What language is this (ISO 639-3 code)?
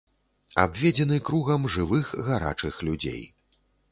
bel